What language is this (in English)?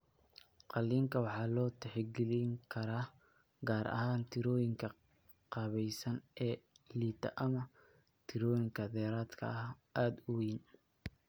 Somali